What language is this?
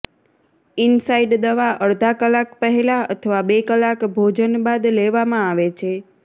Gujarati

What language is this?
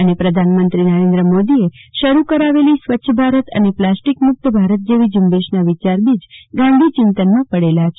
Gujarati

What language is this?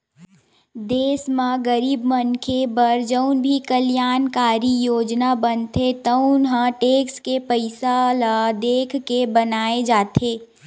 Chhattisgarhi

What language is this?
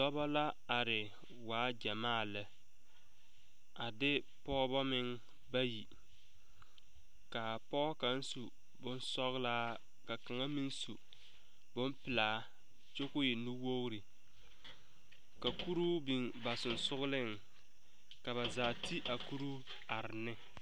Southern Dagaare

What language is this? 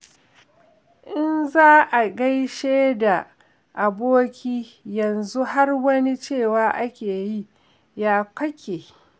Hausa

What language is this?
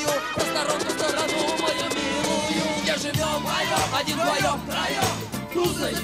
Russian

